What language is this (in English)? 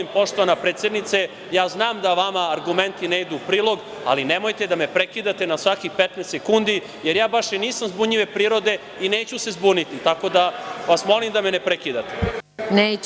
Serbian